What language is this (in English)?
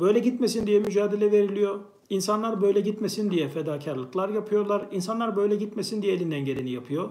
Turkish